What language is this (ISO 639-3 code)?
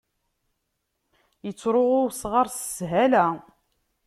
kab